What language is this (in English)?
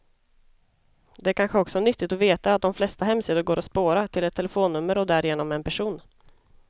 Swedish